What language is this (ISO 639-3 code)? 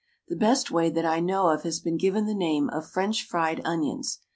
eng